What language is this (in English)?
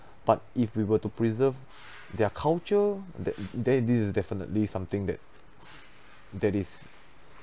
English